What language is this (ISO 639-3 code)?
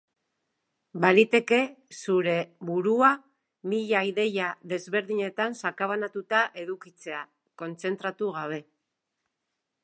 eus